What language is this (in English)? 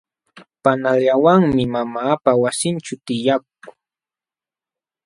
Jauja Wanca Quechua